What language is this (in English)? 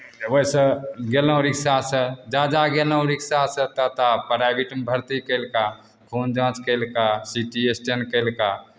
Maithili